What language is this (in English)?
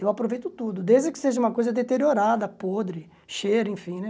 Portuguese